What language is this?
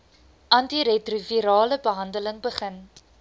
Afrikaans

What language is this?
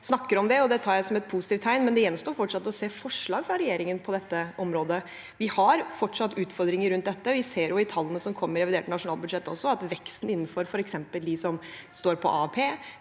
Norwegian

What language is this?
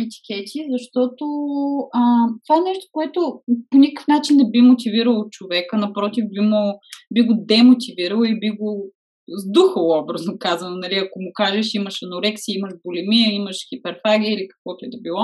Bulgarian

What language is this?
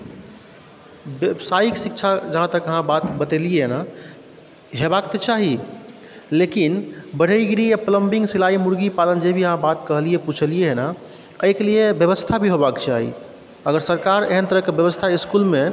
Maithili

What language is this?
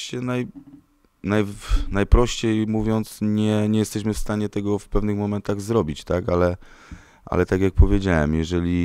Polish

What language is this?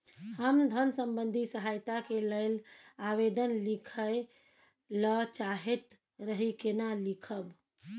Maithili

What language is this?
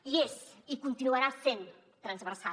Catalan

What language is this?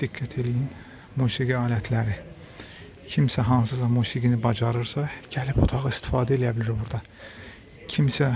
Turkish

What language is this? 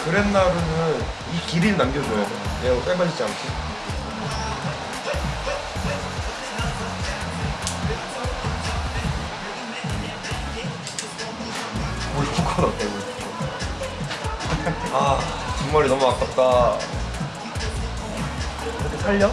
Korean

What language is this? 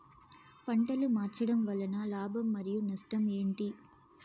Telugu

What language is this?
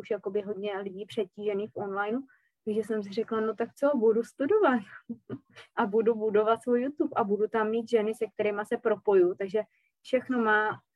Czech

